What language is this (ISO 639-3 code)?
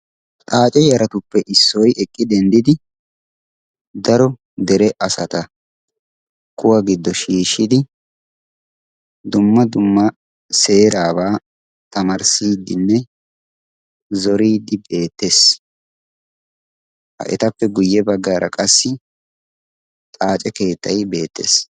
wal